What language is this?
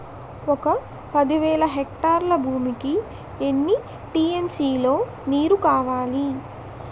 Telugu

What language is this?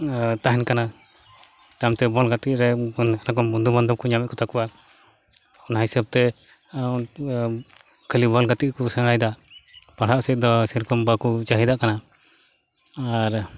Santali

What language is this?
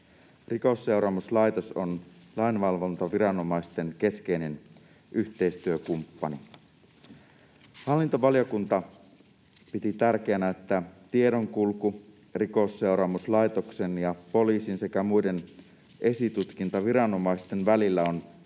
Finnish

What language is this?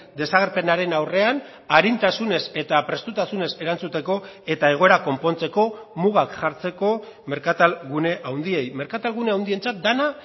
Basque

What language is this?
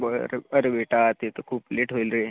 Marathi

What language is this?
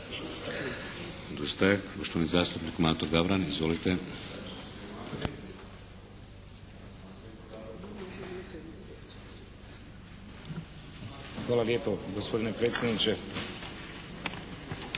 Croatian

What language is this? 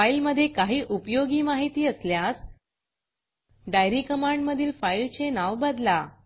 Marathi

